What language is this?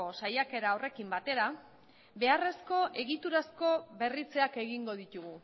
Basque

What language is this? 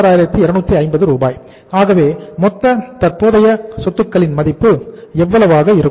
Tamil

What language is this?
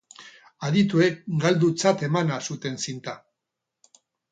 Basque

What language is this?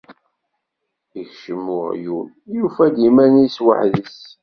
Kabyle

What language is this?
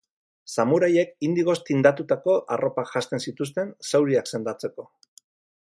Basque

